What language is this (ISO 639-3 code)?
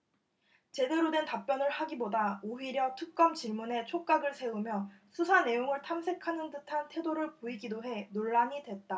kor